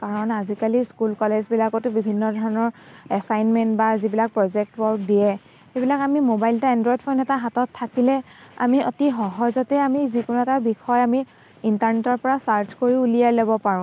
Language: Assamese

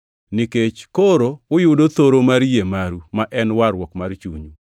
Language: Luo (Kenya and Tanzania)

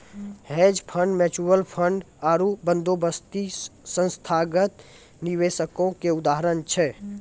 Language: Maithili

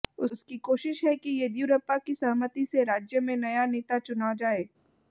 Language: Hindi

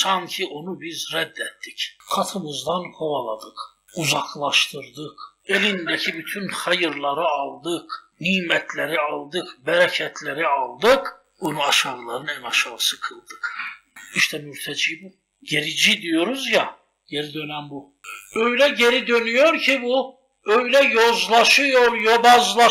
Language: Turkish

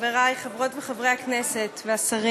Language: Hebrew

